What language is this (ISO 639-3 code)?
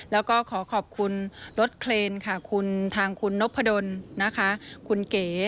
tha